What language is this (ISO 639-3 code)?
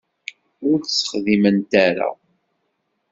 kab